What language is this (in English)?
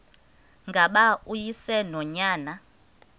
Xhosa